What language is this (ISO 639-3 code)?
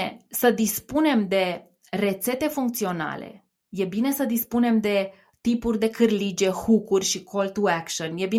ron